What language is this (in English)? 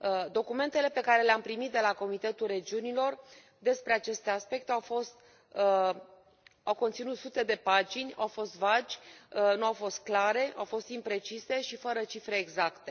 Romanian